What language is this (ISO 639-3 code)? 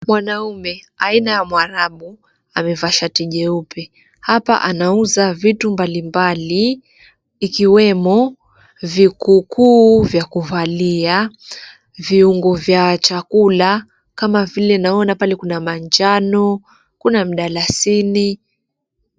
swa